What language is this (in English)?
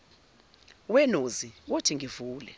Zulu